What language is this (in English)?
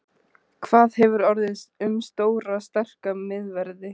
Icelandic